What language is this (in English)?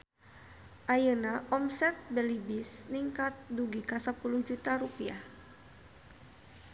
Sundanese